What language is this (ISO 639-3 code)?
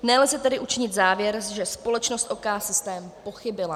ces